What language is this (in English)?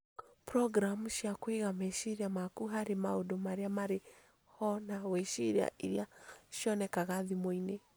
Kikuyu